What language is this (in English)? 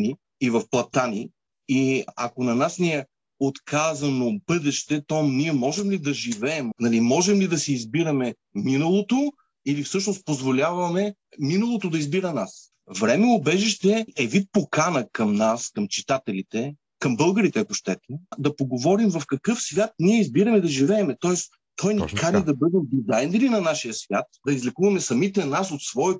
Bulgarian